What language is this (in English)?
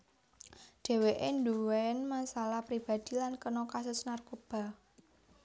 Javanese